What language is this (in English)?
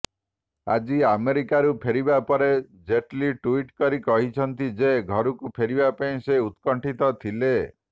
Odia